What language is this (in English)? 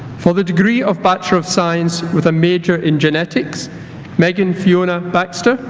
English